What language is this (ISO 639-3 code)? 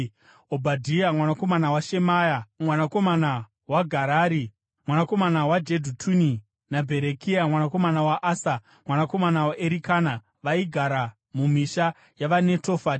sna